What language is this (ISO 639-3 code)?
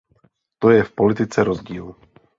ces